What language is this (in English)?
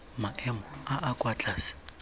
Tswana